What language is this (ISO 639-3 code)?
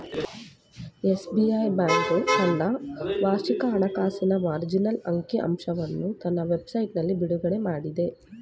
kan